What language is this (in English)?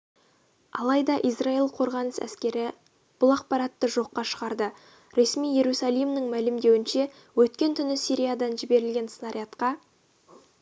Kazakh